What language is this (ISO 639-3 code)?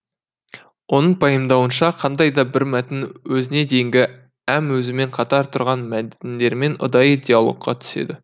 kaz